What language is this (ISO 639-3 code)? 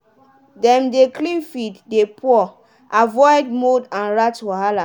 pcm